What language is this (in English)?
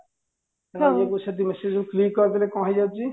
Odia